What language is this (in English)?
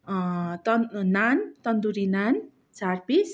Nepali